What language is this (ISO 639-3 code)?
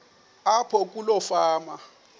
xho